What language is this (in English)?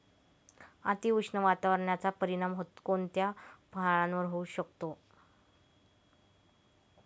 Marathi